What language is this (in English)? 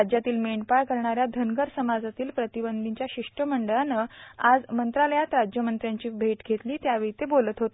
Marathi